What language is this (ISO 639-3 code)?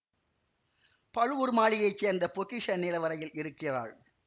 tam